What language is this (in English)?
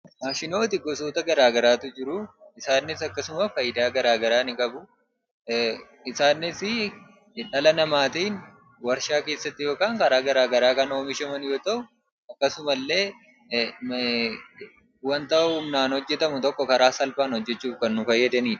Oromo